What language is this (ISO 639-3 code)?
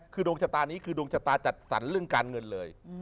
tha